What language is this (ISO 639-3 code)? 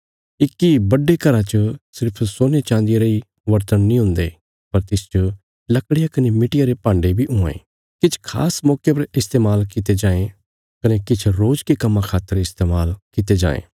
kfs